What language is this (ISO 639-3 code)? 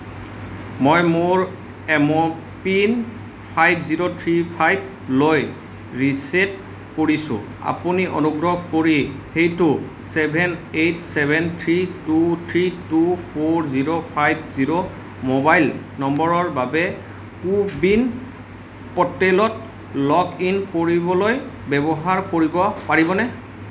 asm